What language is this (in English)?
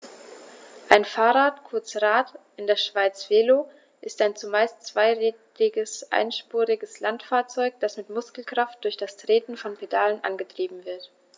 German